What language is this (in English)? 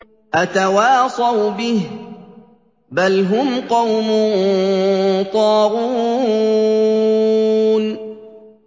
Arabic